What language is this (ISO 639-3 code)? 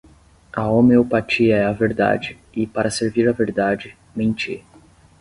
por